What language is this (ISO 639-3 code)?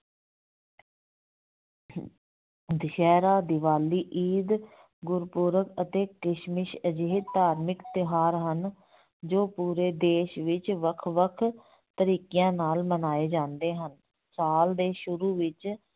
pan